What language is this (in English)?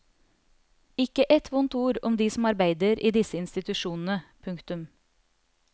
Norwegian